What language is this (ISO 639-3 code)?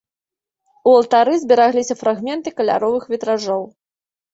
bel